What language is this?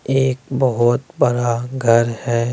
Hindi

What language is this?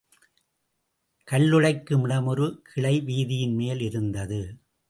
Tamil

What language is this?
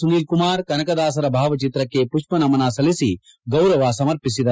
Kannada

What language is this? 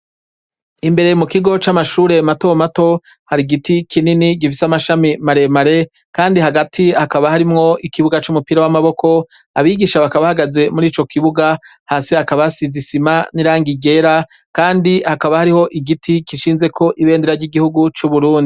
Rundi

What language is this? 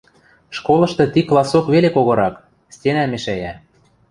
Western Mari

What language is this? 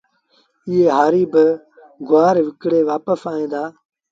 Sindhi Bhil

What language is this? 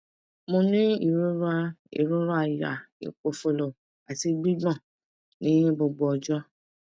Yoruba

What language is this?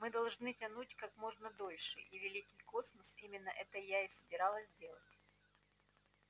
Russian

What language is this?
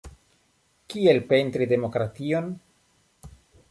Esperanto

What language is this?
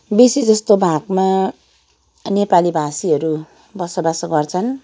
Nepali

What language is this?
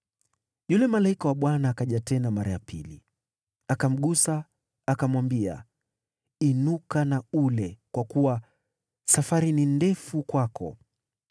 Swahili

